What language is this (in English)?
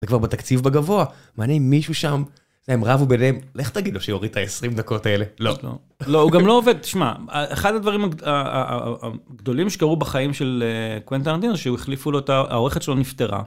Hebrew